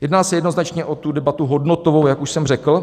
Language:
Czech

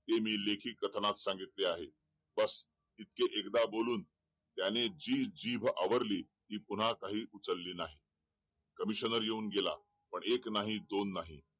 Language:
Marathi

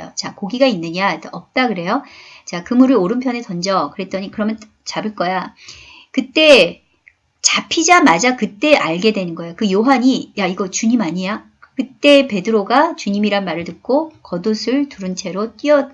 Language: Korean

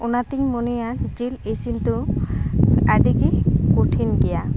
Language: Santali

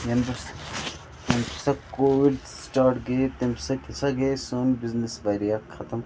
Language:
Kashmiri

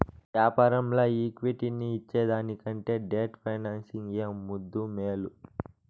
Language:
Telugu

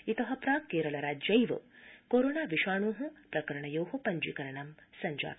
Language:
Sanskrit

